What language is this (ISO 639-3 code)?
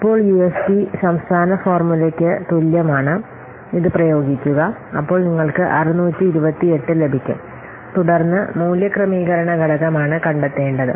mal